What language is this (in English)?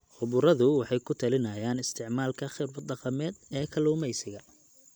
Somali